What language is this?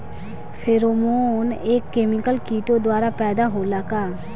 Bhojpuri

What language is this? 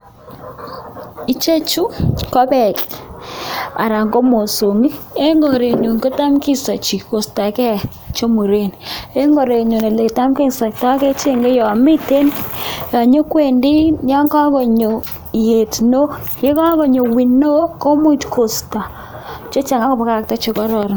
Kalenjin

